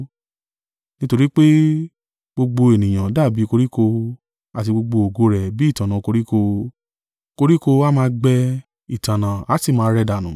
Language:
Yoruba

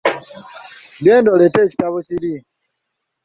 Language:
Ganda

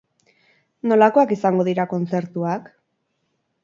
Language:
Basque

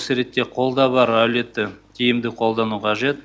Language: Kazakh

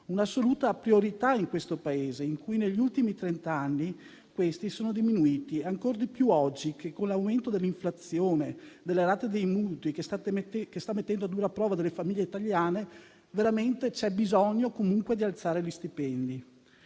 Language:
Italian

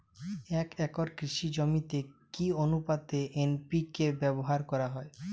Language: Bangla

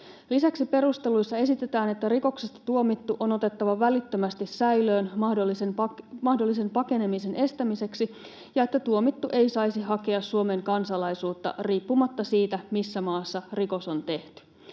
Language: Finnish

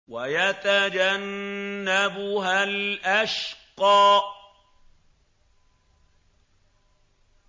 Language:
Arabic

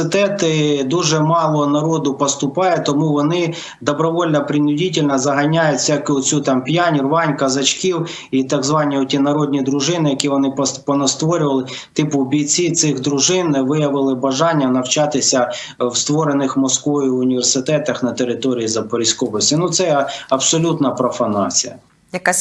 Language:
Ukrainian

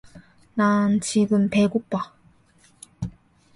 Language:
Korean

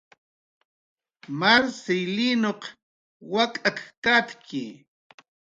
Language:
Jaqaru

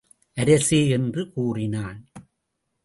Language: Tamil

